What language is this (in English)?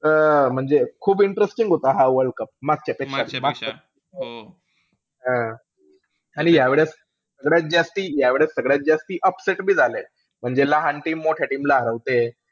Marathi